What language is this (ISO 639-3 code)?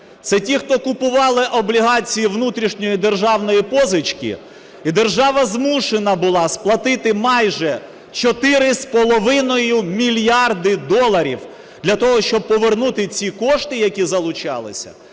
ukr